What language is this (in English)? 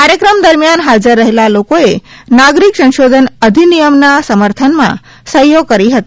Gujarati